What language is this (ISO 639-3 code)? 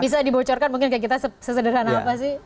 ind